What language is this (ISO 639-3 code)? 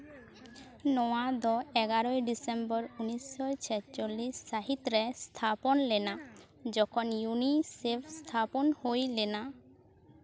sat